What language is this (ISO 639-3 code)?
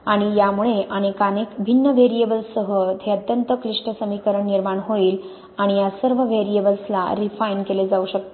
mar